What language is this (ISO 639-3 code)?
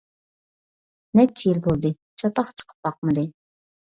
uig